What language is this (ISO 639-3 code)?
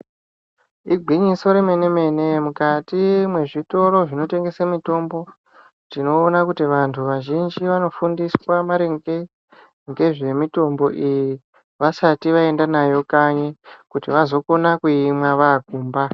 ndc